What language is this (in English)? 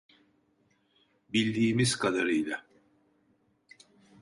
Turkish